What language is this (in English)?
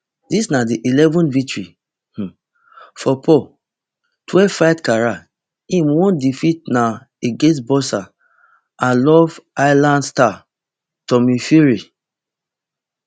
Nigerian Pidgin